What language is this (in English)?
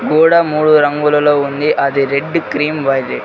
Telugu